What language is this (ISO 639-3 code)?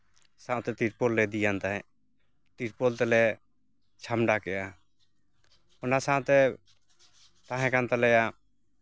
sat